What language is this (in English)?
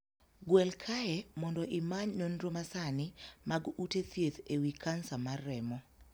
Luo (Kenya and Tanzania)